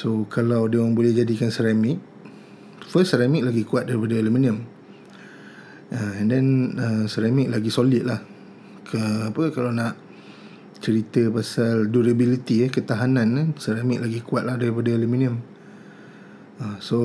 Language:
Malay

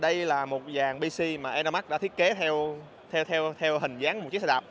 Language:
Vietnamese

